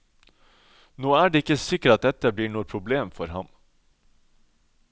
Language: Norwegian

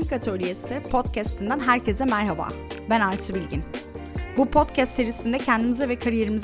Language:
Turkish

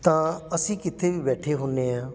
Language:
Punjabi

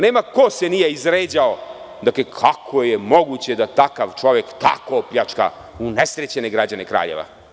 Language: Serbian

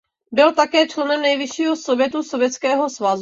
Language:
Czech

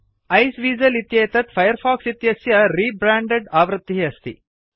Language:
Sanskrit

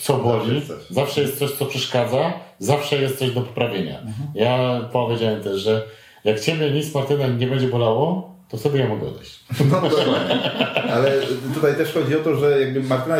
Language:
Polish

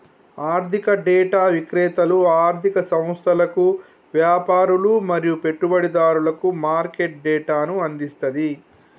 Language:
Telugu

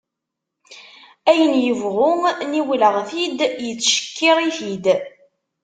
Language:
Kabyle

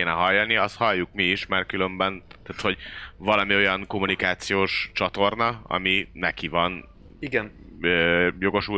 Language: Hungarian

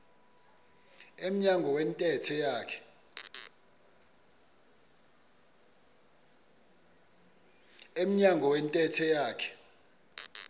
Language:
Xhosa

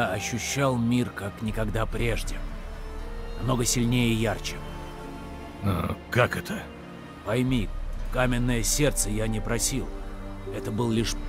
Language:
Russian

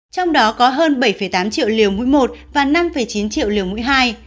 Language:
Vietnamese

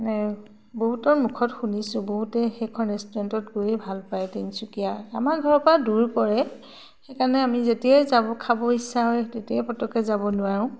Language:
Assamese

